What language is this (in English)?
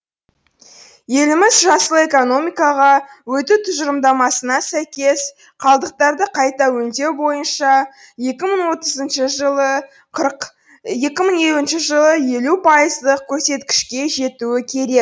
Kazakh